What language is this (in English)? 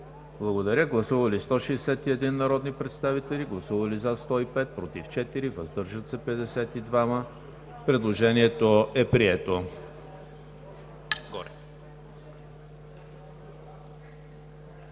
Bulgarian